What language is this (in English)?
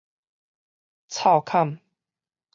Min Nan Chinese